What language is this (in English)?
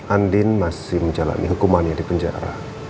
Indonesian